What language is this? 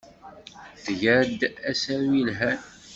Kabyle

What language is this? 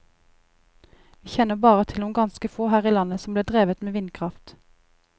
Norwegian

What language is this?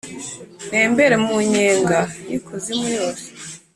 Kinyarwanda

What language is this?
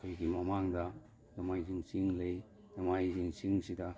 Manipuri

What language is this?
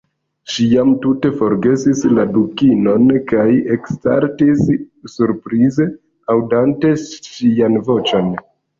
Esperanto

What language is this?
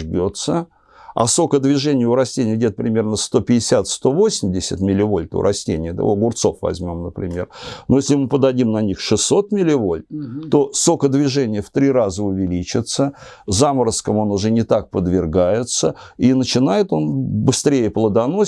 Russian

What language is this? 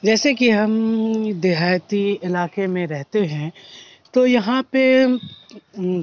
Urdu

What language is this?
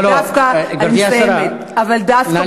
Hebrew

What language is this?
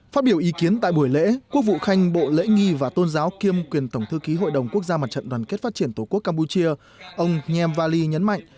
Vietnamese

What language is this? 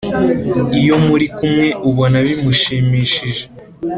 Kinyarwanda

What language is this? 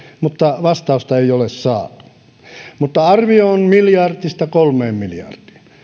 Finnish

